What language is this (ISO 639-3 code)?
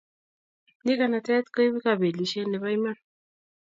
kln